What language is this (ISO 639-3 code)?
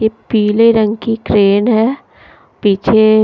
hin